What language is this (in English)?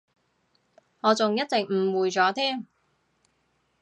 Cantonese